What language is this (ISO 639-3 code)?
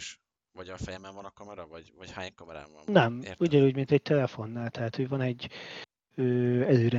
hun